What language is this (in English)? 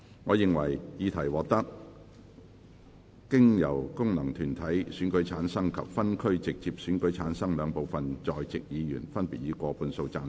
Cantonese